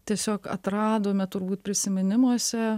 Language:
Lithuanian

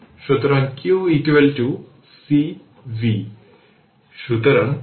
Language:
Bangla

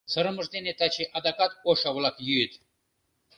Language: Mari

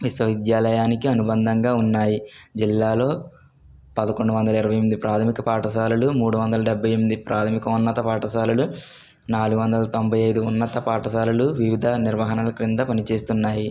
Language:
Telugu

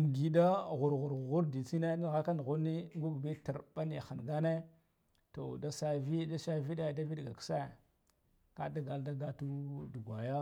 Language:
Guduf-Gava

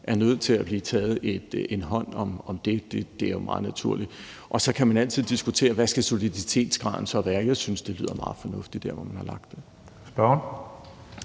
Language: Danish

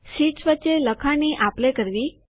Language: Gujarati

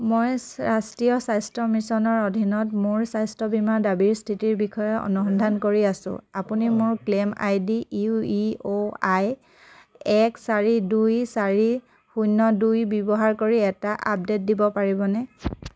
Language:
Assamese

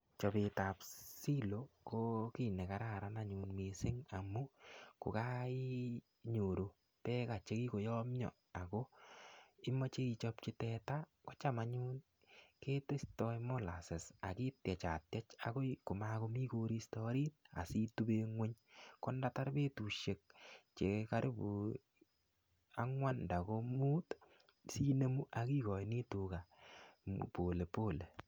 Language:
Kalenjin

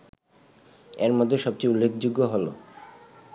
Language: Bangla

